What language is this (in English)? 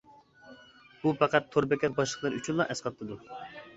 Uyghur